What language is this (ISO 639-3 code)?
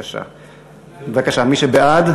heb